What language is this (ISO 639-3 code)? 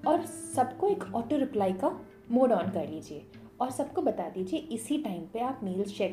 hin